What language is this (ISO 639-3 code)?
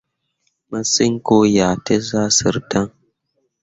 mua